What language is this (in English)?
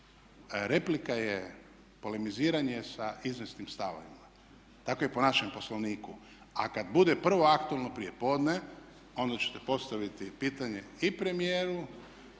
Croatian